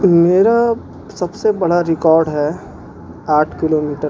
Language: Urdu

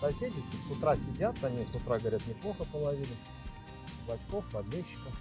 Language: Russian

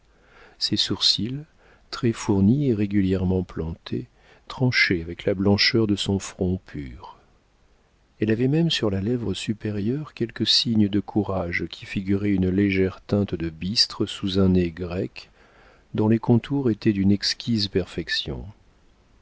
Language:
French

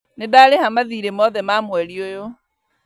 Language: Kikuyu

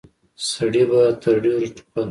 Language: Pashto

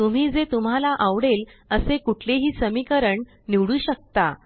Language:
Marathi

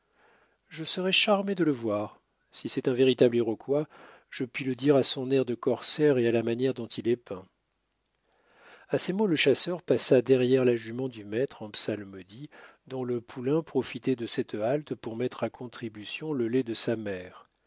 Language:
French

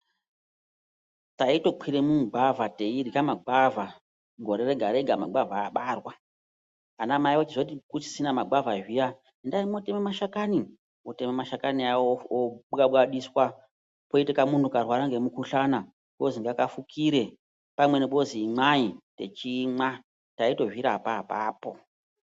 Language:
Ndau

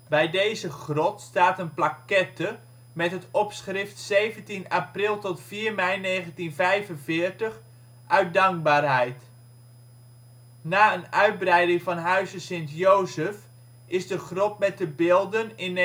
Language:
Dutch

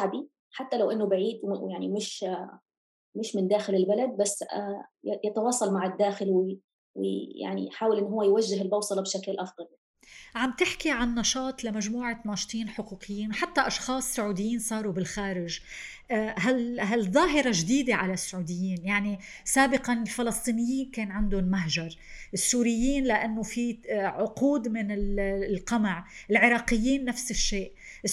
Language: Arabic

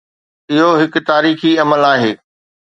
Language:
Sindhi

